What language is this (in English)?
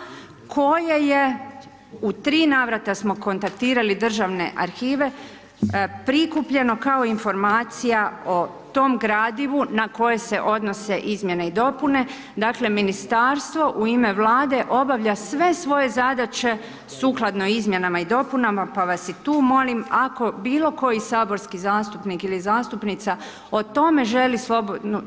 Croatian